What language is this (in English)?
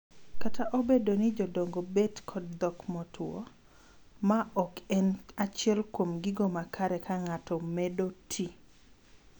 Luo (Kenya and Tanzania)